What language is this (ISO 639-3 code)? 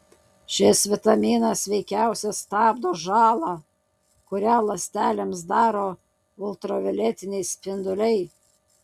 lit